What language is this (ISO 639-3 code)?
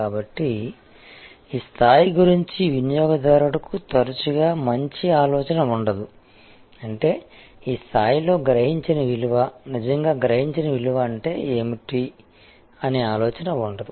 tel